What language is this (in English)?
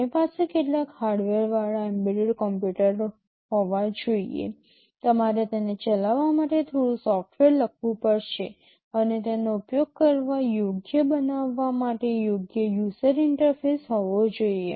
Gujarati